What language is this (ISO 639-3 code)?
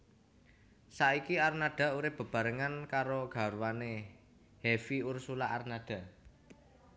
jav